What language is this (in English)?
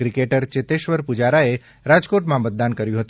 Gujarati